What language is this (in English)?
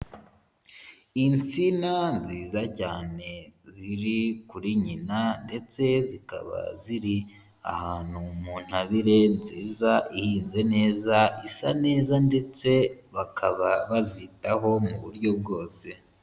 Kinyarwanda